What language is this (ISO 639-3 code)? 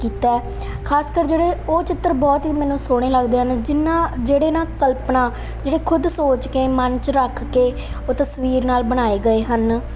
pan